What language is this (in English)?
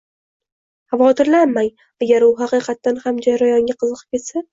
Uzbek